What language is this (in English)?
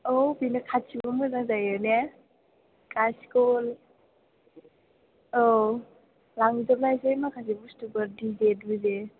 Bodo